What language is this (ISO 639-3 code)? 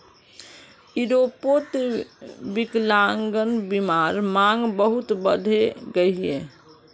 mag